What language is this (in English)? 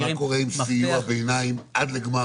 Hebrew